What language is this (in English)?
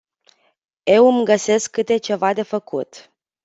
Romanian